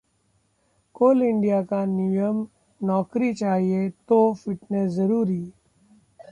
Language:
Hindi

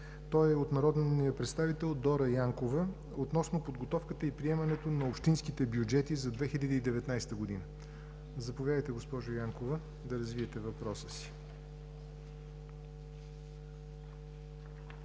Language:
Bulgarian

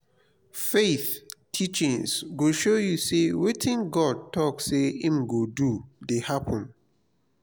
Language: Nigerian Pidgin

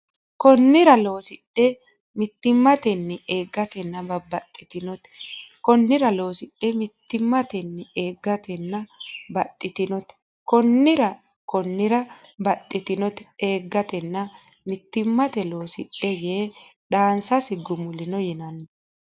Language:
Sidamo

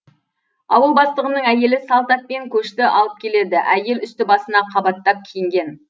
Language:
Kazakh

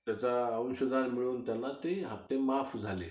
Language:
Marathi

